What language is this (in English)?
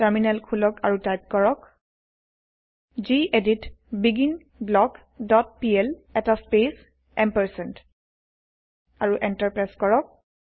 Assamese